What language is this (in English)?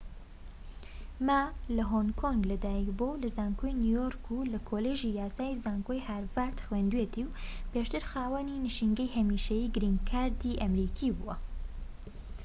Central Kurdish